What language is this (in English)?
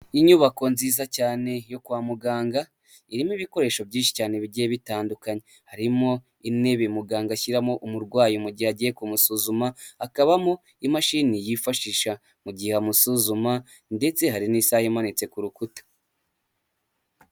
Kinyarwanda